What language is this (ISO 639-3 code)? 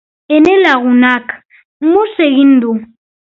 eus